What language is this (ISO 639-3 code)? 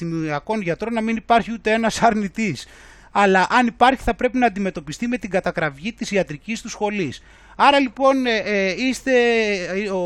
ell